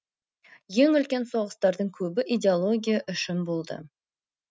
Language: Kazakh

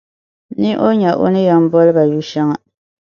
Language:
Dagbani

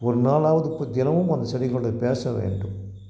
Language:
Tamil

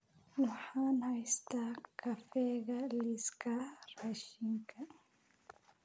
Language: Somali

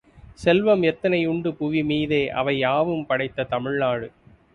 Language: Tamil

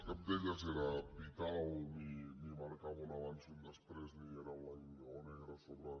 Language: Catalan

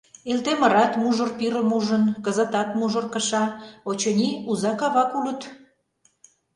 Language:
Mari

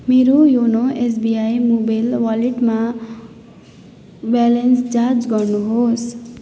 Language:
Nepali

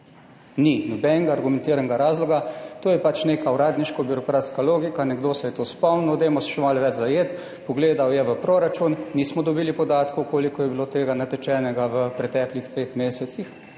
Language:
Slovenian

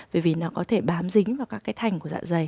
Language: Vietnamese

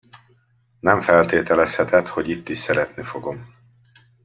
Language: Hungarian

